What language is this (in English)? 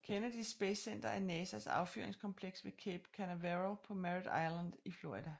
Danish